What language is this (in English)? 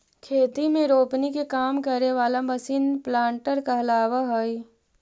Magahi